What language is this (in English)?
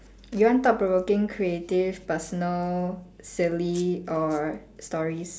English